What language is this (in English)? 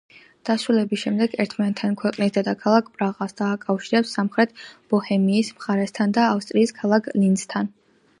Georgian